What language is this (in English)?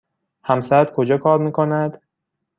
Persian